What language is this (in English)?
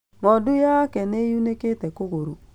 Kikuyu